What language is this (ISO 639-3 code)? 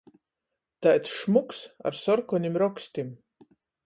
ltg